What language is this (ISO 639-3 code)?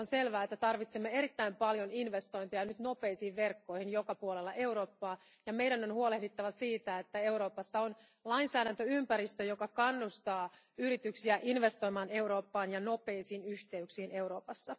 fin